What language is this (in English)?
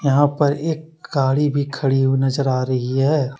Hindi